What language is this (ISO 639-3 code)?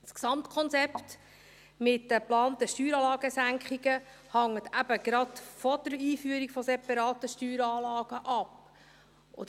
gsw